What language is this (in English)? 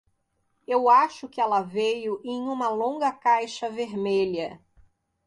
Portuguese